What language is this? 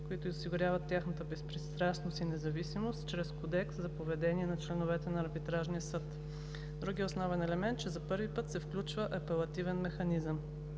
Bulgarian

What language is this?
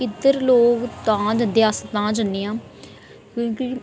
Dogri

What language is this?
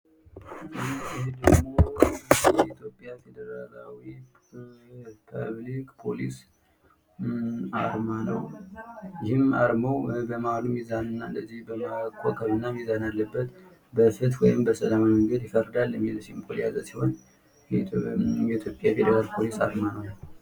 Amharic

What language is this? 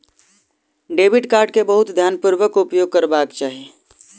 Maithili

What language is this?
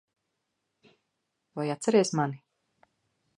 Latvian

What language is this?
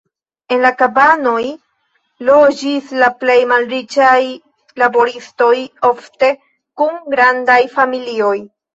Esperanto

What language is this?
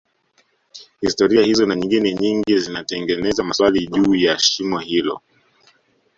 Swahili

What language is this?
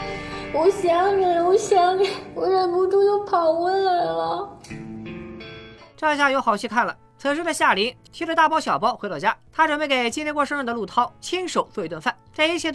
Chinese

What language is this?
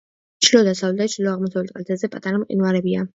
Georgian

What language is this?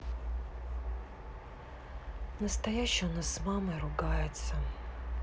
Russian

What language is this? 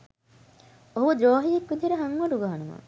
Sinhala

